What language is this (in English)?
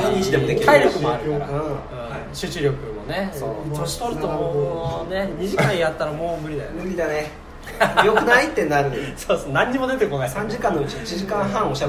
Japanese